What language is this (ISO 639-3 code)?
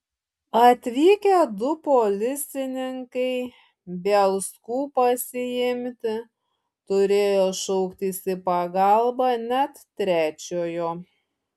lit